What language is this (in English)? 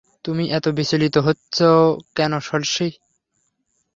Bangla